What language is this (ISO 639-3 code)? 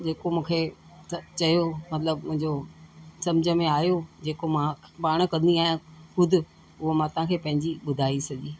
snd